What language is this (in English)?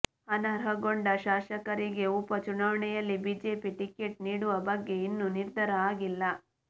Kannada